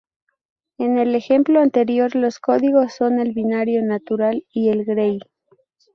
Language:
Spanish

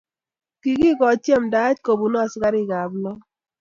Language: Kalenjin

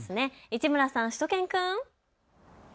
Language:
Japanese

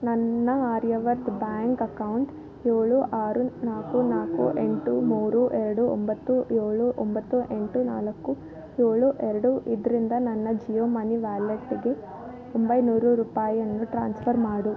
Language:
Kannada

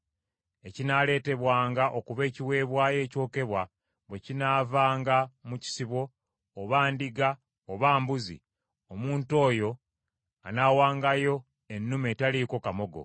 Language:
Ganda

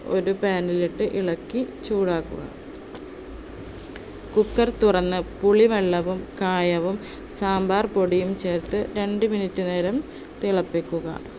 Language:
Malayalam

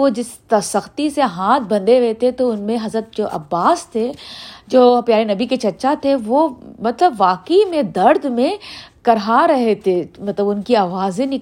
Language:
Urdu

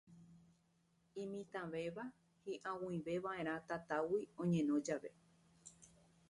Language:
Guarani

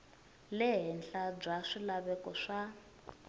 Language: Tsonga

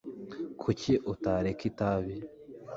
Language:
Kinyarwanda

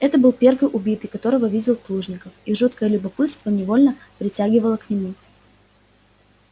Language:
Russian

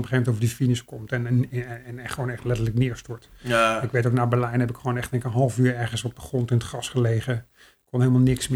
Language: Dutch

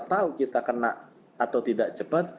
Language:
Indonesian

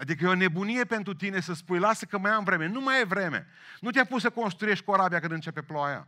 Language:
Romanian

